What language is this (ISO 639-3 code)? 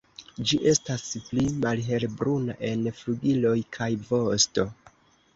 epo